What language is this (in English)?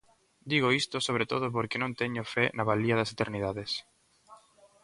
Galician